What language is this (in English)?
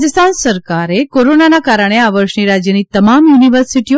Gujarati